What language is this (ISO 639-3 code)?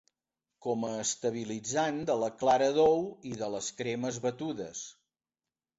cat